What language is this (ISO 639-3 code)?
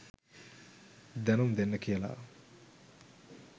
sin